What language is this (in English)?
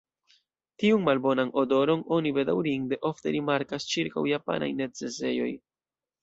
Esperanto